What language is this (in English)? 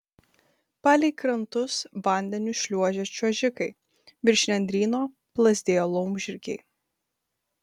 Lithuanian